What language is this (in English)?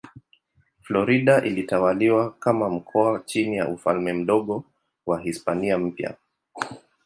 Swahili